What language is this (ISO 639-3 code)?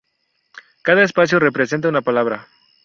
spa